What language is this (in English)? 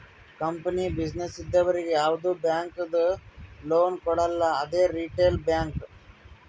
Kannada